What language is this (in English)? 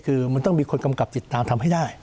Thai